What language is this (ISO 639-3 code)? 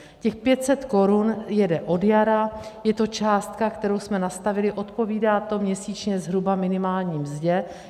ces